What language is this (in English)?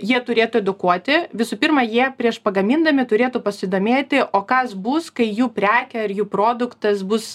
Lithuanian